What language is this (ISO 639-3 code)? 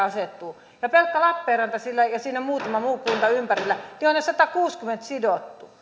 fin